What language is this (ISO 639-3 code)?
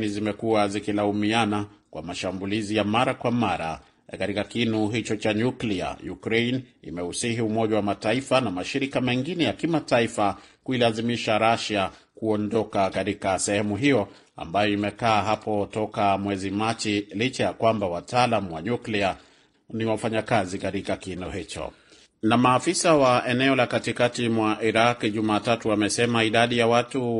swa